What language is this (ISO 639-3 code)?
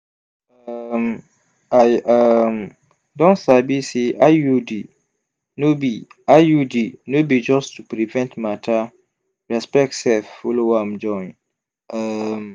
pcm